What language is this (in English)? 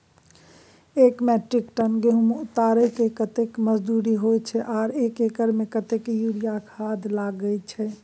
Maithili